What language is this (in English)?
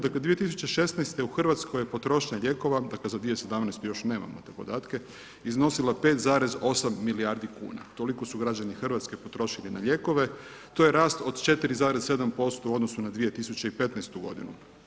Croatian